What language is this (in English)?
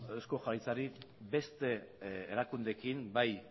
Basque